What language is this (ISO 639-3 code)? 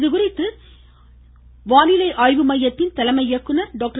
tam